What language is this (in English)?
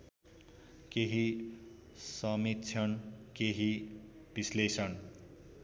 Nepali